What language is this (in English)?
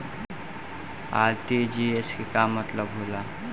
Bhojpuri